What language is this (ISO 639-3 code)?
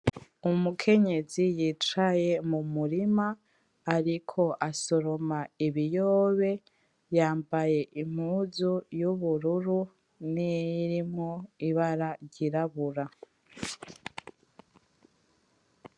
run